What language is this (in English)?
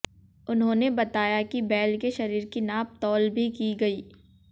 Hindi